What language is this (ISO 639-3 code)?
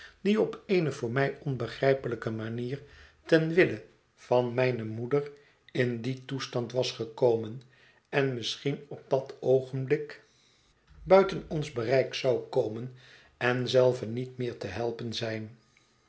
nld